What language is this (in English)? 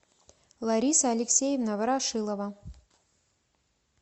Russian